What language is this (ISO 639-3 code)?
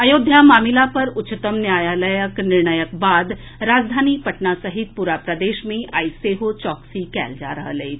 mai